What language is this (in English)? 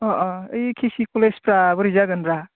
Bodo